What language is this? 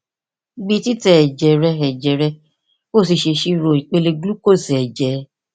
Yoruba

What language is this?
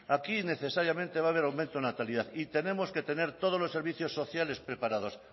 Spanish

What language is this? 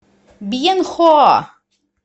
Russian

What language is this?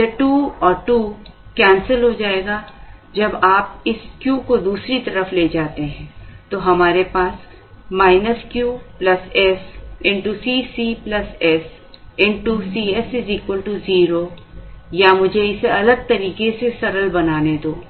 Hindi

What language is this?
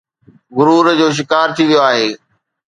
Sindhi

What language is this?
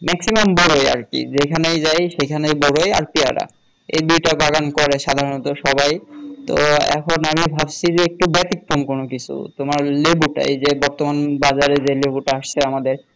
Bangla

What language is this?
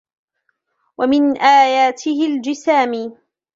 Arabic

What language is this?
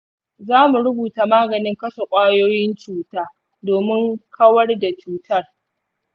Hausa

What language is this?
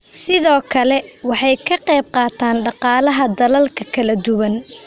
Somali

